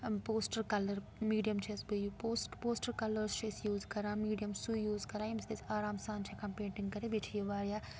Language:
Kashmiri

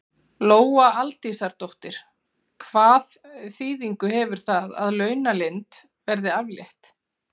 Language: Icelandic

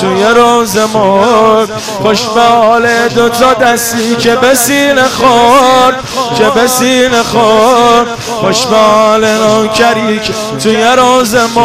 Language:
Persian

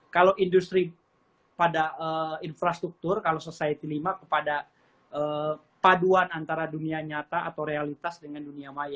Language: Indonesian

